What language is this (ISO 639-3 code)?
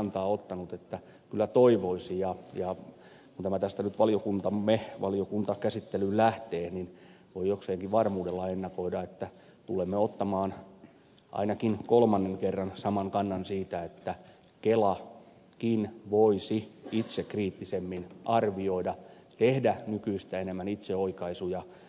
fin